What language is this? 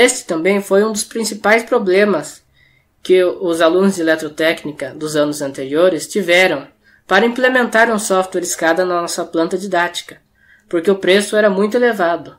Portuguese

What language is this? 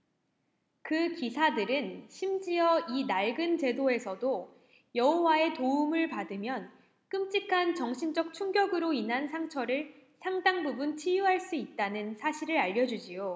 Korean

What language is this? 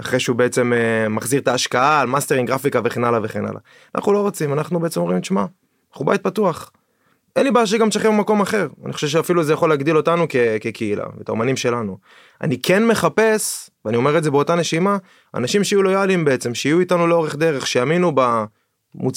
Hebrew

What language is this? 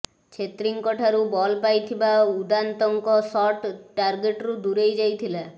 Odia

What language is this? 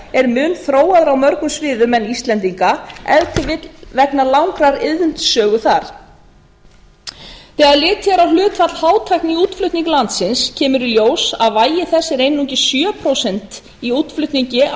Icelandic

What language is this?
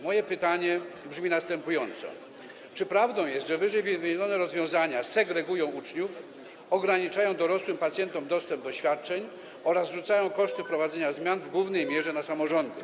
Polish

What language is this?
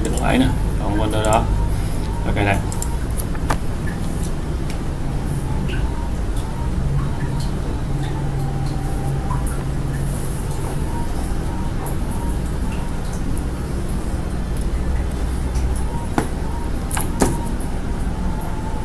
Vietnamese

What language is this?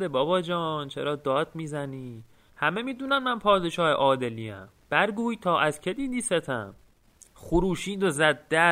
Persian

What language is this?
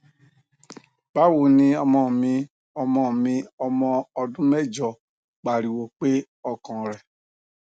Yoruba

